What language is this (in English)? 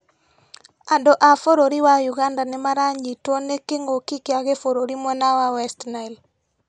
Kikuyu